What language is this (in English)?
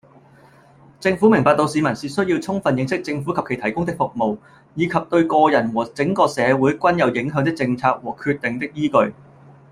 Cantonese